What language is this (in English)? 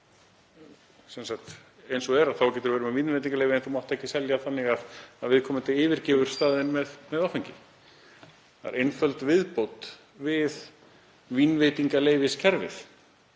Icelandic